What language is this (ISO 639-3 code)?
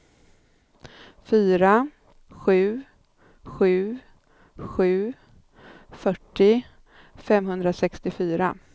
swe